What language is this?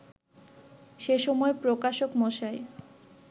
Bangla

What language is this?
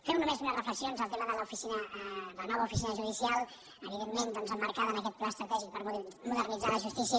Catalan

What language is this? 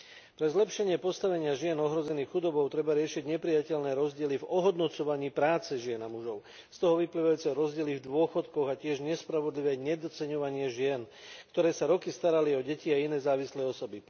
Slovak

